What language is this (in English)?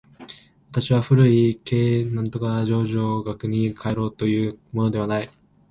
Japanese